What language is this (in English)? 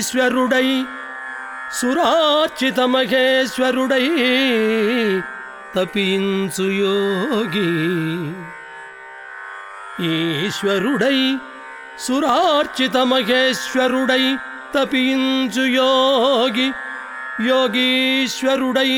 Telugu